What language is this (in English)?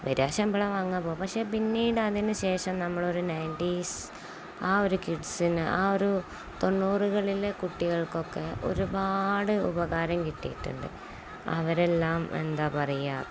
Malayalam